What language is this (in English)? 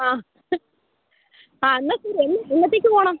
Malayalam